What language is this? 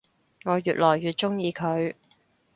Cantonese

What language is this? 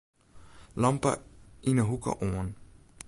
Western Frisian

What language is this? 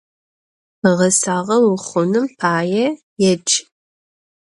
Adyghe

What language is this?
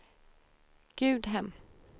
Swedish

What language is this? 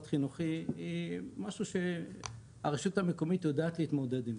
Hebrew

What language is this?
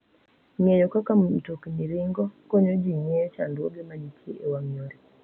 Luo (Kenya and Tanzania)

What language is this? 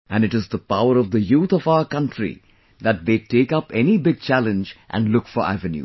English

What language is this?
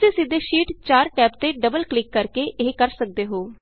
Punjabi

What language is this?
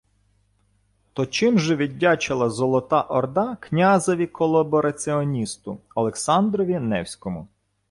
Ukrainian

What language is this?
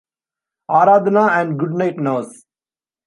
English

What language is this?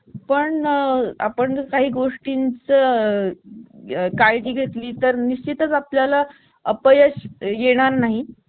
Marathi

